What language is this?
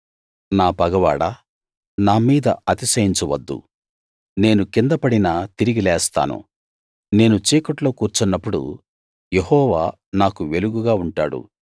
Telugu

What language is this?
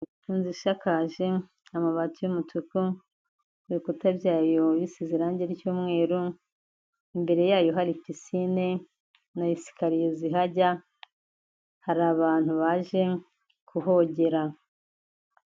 Kinyarwanda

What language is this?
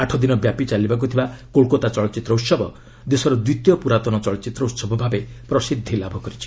Odia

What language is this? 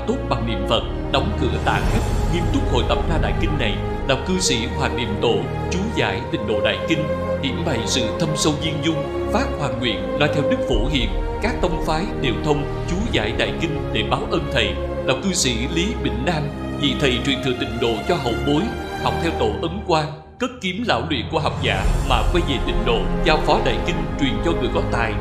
Vietnamese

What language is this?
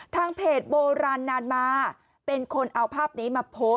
Thai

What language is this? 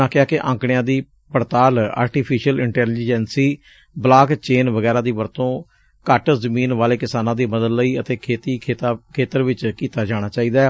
Punjabi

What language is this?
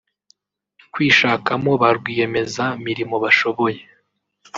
Kinyarwanda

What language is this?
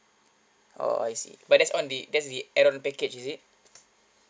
English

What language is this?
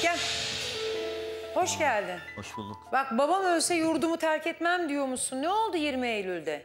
Turkish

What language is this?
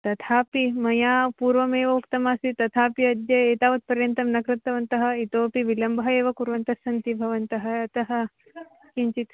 Sanskrit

